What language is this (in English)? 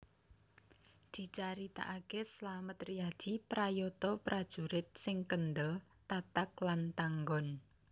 Javanese